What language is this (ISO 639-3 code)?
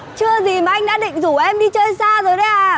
vie